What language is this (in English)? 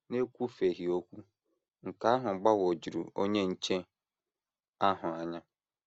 Igbo